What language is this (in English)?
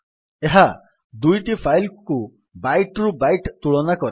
Odia